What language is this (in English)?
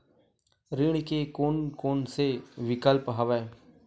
Chhattisgarhi